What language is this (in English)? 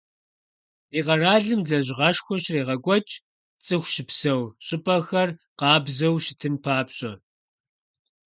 Kabardian